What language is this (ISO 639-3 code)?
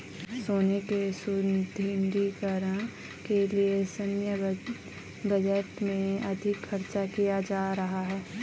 hin